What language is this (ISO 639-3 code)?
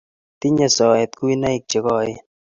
kln